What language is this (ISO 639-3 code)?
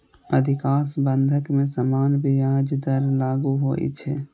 mai